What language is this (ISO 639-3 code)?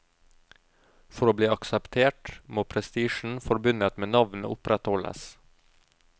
nor